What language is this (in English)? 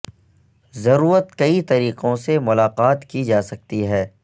Urdu